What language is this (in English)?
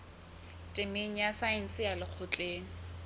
Southern Sotho